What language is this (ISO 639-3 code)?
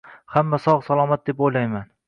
uzb